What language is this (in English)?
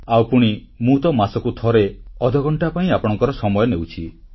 Odia